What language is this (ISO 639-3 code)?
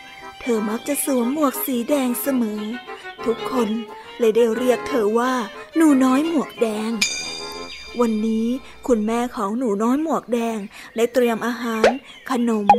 tha